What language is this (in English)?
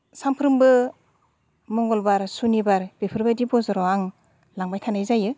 Bodo